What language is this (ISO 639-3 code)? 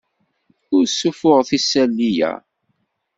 kab